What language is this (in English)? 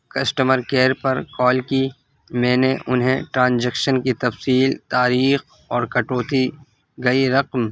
Urdu